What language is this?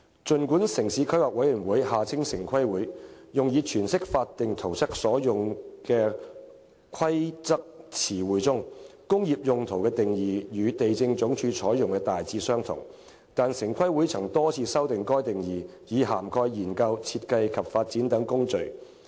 Cantonese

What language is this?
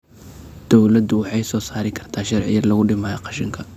Somali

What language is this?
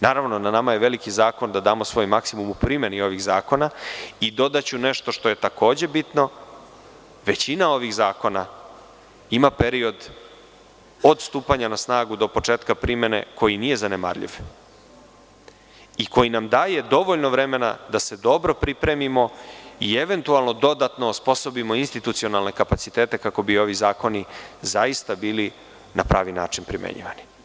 Serbian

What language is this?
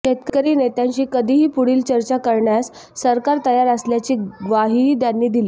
Marathi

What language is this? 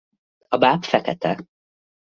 Hungarian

